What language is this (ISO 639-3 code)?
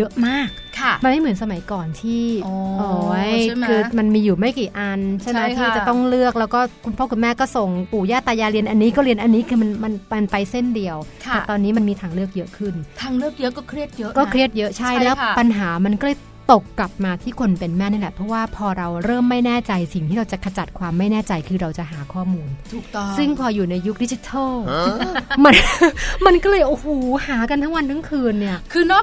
tha